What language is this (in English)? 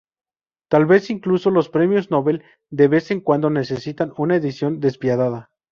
Spanish